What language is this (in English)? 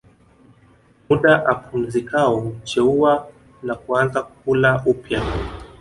Swahili